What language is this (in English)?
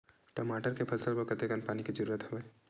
Chhattisgarhi